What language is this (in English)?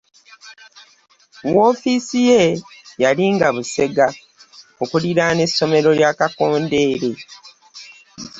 Ganda